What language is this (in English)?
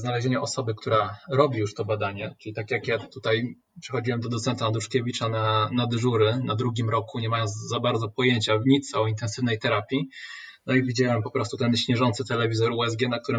Polish